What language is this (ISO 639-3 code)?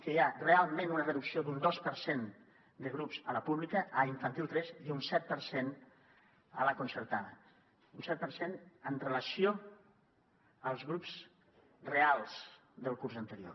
cat